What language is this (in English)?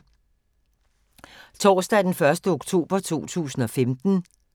Danish